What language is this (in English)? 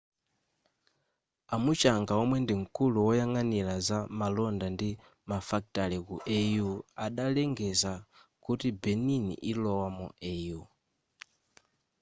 Nyanja